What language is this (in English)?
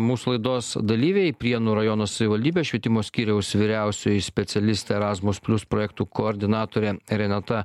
Lithuanian